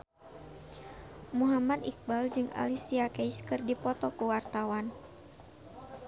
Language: Sundanese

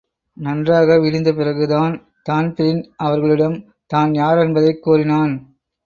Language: Tamil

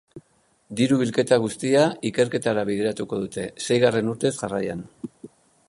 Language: Basque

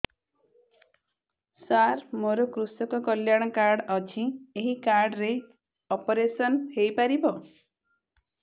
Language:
Odia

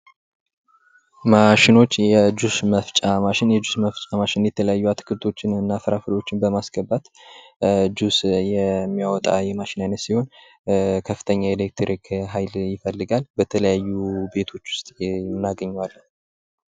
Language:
Amharic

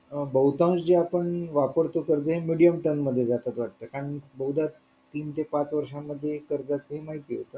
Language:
Marathi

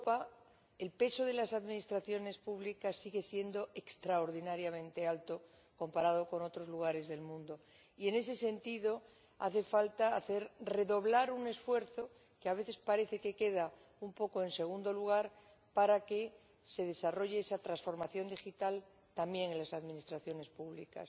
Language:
Spanish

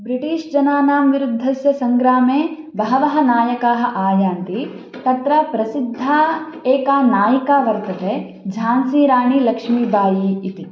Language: Sanskrit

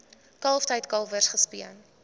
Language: Afrikaans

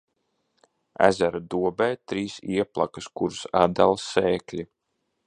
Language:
Latvian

